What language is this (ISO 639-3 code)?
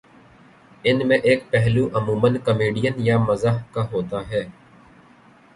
urd